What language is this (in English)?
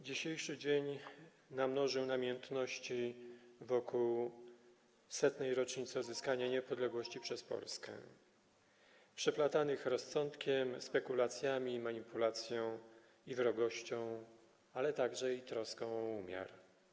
Polish